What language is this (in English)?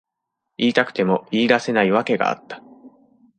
Japanese